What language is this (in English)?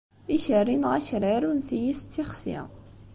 Kabyle